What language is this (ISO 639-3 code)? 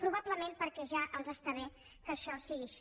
cat